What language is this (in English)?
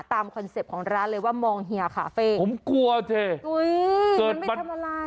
Thai